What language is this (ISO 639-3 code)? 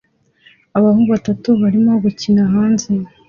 kin